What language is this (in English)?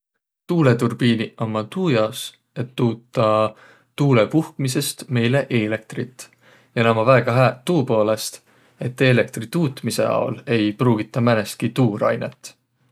Võro